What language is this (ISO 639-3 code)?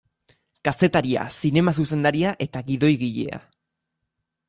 eus